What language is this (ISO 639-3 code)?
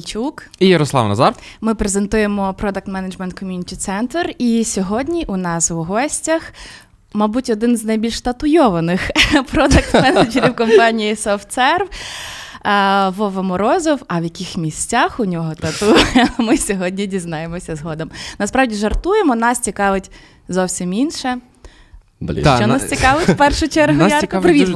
ukr